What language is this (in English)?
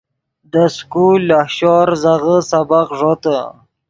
Yidgha